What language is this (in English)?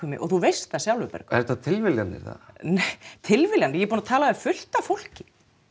Icelandic